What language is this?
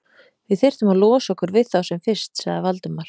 Icelandic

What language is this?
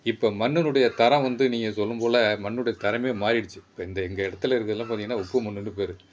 Tamil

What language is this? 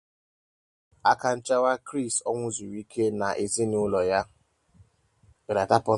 Igbo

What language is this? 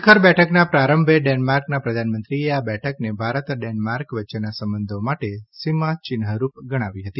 Gujarati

